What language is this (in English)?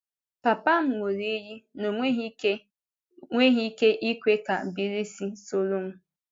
Igbo